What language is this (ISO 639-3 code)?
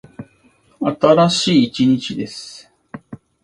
jpn